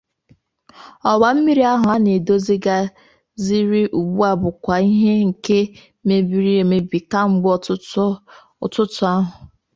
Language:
Igbo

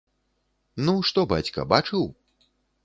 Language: Belarusian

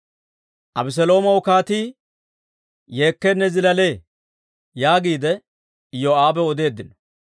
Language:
Dawro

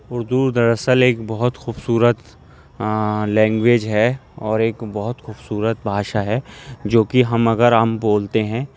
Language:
Urdu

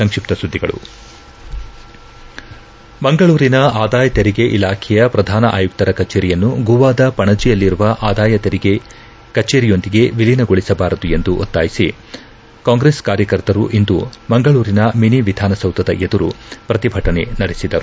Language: Kannada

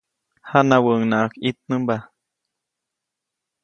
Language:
Copainalá Zoque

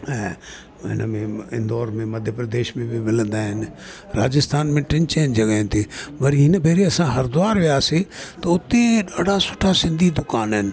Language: Sindhi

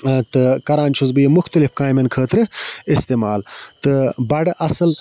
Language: Kashmiri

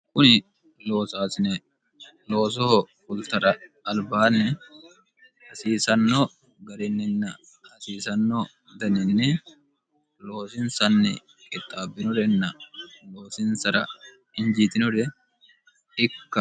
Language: Sidamo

